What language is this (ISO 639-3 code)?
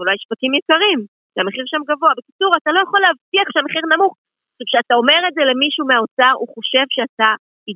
heb